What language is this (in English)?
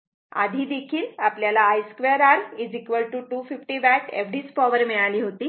Marathi